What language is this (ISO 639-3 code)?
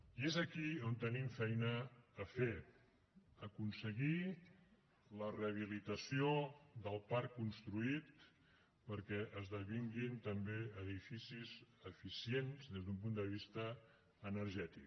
cat